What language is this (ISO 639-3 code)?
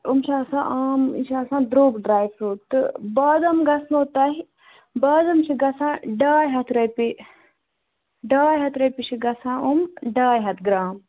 kas